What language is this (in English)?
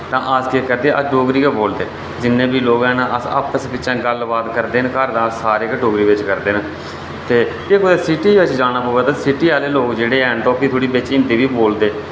Dogri